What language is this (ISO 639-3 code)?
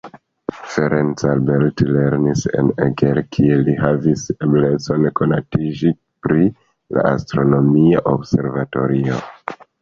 epo